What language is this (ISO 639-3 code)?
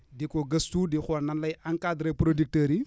wol